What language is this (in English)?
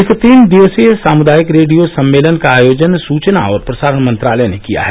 Hindi